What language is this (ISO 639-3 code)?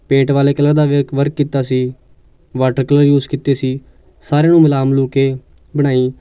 pan